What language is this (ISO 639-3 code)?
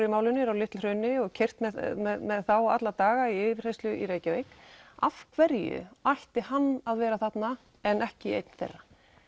isl